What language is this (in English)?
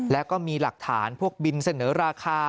Thai